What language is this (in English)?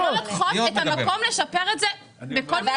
Hebrew